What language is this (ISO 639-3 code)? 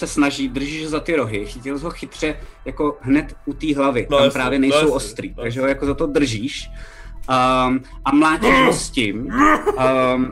ces